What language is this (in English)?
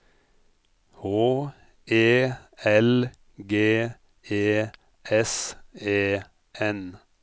Norwegian